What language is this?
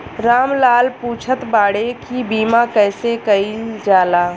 Bhojpuri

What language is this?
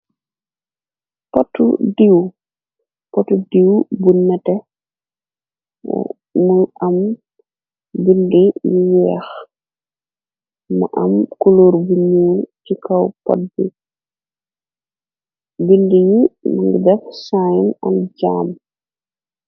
Wolof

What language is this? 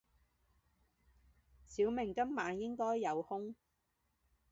Chinese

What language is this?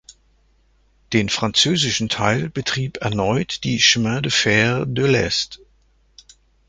German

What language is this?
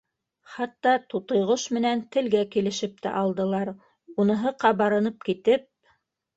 Bashkir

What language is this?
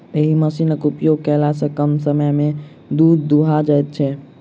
Maithili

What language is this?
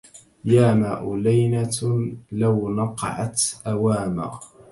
Arabic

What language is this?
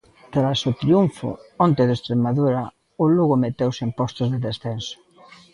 Galician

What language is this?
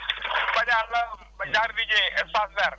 Wolof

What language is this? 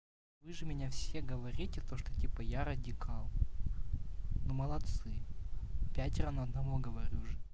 Russian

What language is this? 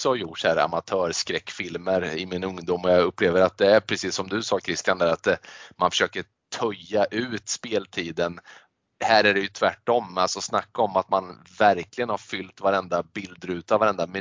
Swedish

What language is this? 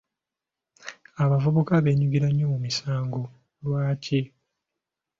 Ganda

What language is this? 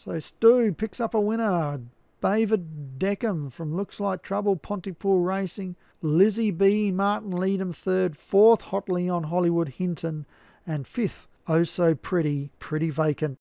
English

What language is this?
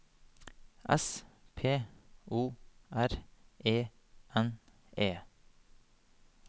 Norwegian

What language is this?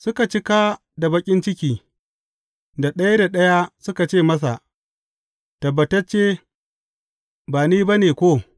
Hausa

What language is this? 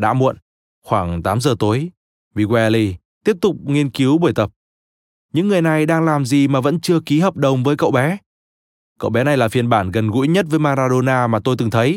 Vietnamese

